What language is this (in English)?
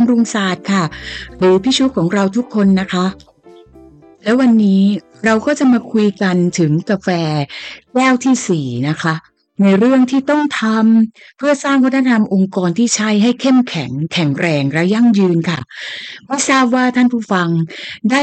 Thai